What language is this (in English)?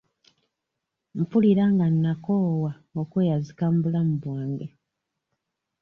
Ganda